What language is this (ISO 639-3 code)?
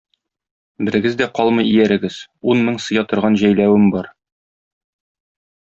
tat